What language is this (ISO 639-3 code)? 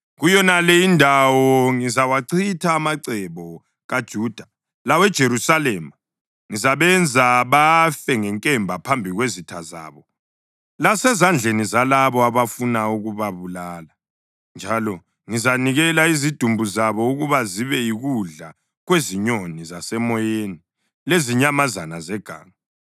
nde